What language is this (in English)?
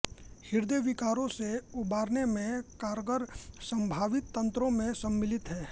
Hindi